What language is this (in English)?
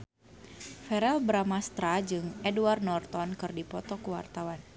Sundanese